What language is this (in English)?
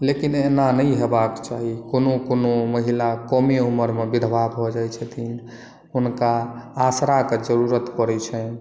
Maithili